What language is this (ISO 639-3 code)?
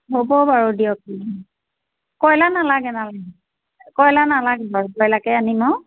asm